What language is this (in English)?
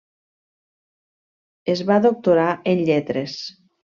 Catalan